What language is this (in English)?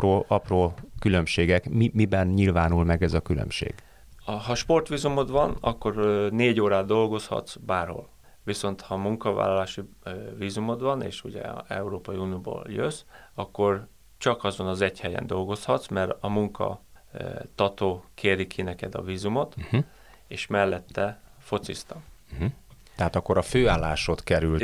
Hungarian